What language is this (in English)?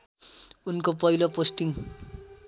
Nepali